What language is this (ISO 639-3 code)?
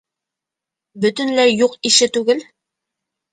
bak